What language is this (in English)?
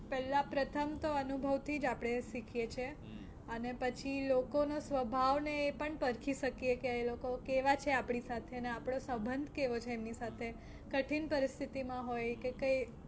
Gujarati